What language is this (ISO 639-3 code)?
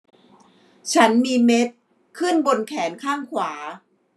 tha